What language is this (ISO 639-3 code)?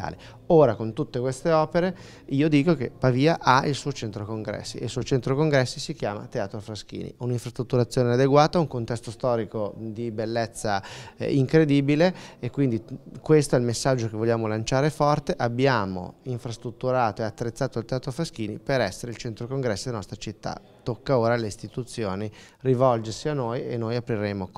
ita